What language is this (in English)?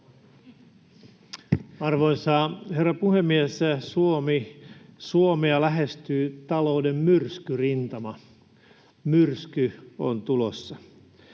Finnish